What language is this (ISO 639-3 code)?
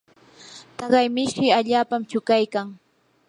qur